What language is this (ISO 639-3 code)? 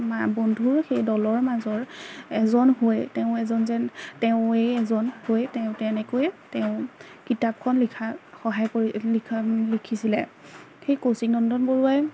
asm